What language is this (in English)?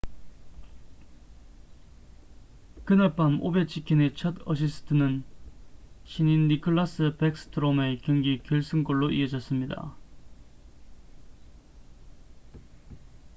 Korean